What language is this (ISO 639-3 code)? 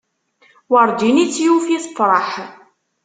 kab